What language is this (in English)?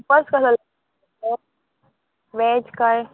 Konkani